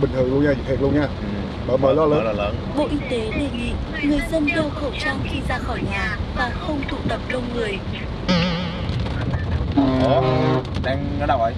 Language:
Vietnamese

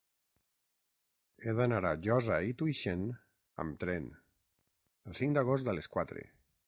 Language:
Catalan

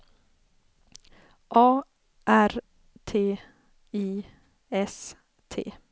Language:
Swedish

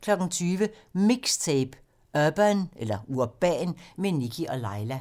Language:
Danish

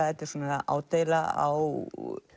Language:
Icelandic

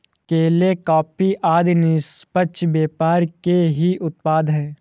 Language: Hindi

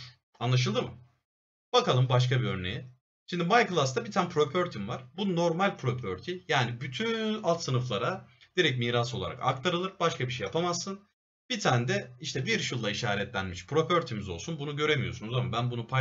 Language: Turkish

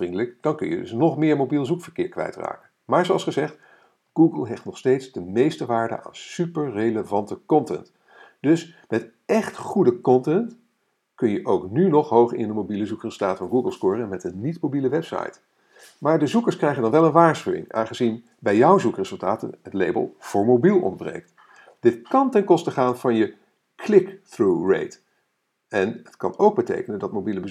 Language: Dutch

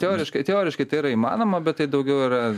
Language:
Lithuanian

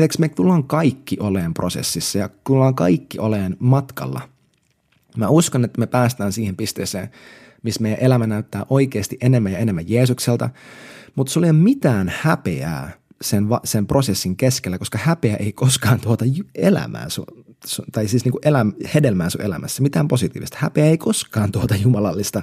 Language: Finnish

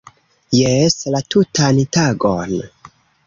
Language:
Esperanto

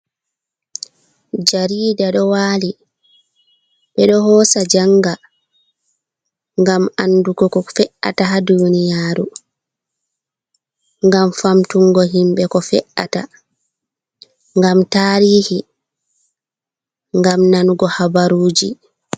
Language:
Fula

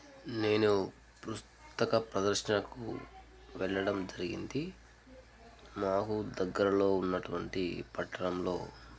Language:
Telugu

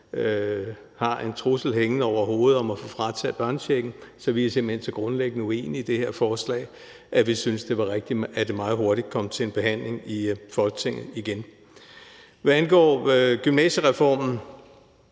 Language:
Danish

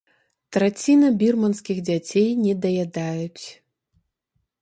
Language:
Belarusian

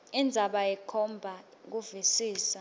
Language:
Swati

